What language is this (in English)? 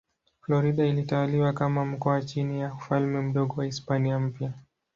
Swahili